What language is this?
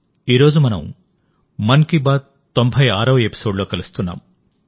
Telugu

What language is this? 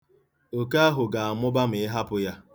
Igbo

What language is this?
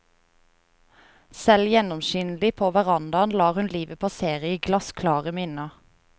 Norwegian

